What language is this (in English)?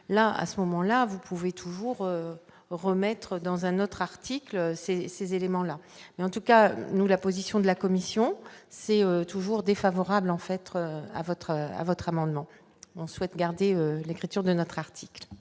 French